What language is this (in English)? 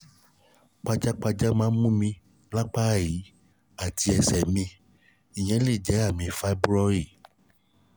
Yoruba